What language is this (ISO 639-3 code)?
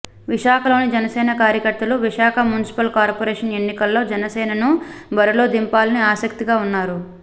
tel